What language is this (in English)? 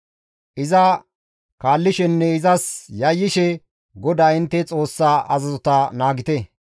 Gamo